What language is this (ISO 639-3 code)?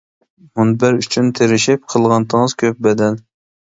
uig